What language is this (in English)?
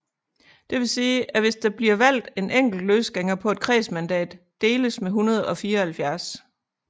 Danish